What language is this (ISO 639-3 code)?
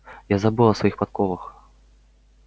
rus